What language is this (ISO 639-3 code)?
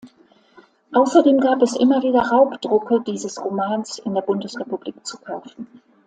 deu